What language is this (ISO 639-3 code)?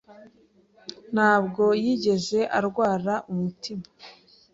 kin